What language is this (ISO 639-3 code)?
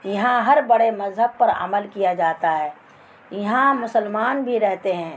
urd